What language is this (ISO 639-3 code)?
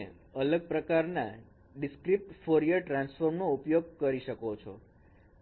guj